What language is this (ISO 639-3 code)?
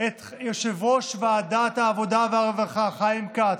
heb